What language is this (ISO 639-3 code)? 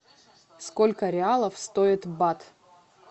rus